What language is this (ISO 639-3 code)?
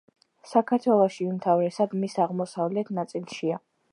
kat